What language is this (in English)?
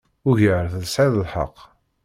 Kabyle